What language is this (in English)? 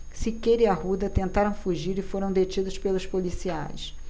Portuguese